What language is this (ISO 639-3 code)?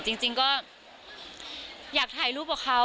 tha